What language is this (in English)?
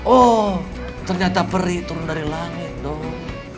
Indonesian